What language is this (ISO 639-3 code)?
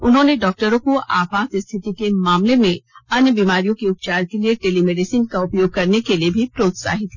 hin